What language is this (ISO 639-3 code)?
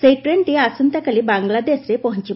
ori